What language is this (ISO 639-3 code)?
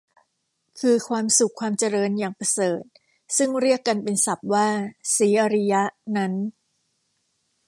tha